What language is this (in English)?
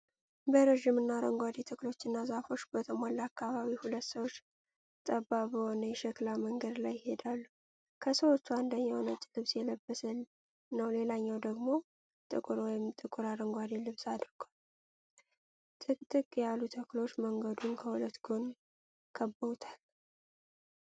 Amharic